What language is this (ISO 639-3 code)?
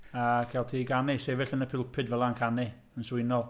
cym